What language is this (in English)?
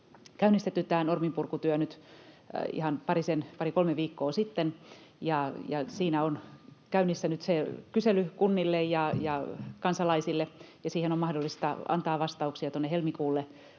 Finnish